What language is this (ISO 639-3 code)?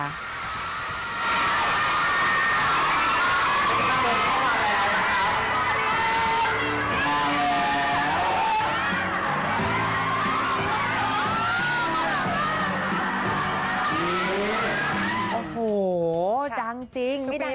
tha